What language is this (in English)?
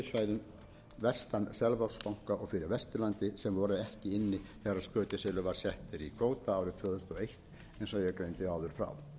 Icelandic